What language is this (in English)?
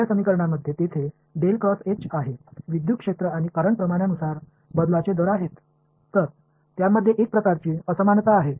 Tamil